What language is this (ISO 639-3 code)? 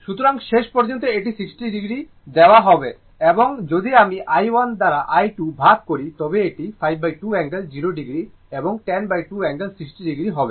ben